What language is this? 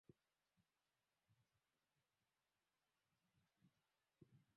Swahili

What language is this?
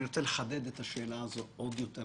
Hebrew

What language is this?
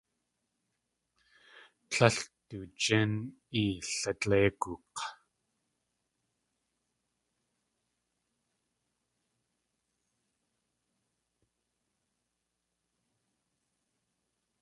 Tlingit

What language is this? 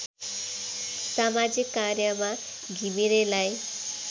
Nepali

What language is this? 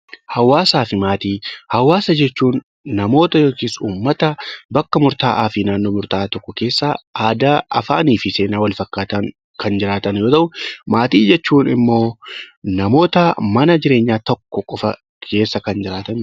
Oromo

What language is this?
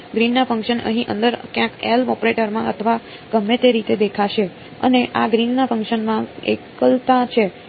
Gujarati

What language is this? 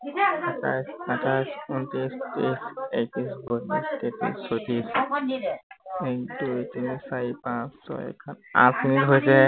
Assamese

